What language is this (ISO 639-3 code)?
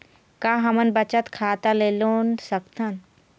hne